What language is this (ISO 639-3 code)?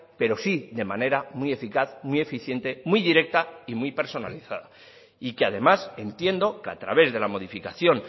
spa